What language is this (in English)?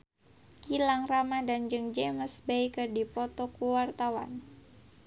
Sundanese